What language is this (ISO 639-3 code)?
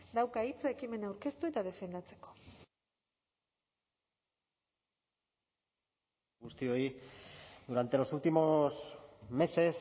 eus